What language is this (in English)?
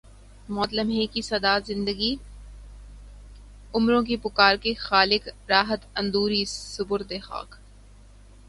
Urdu